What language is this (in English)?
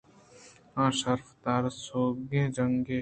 Eastern Balochi